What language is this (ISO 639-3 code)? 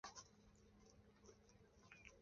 zho